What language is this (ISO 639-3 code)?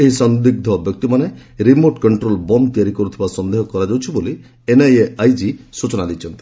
ori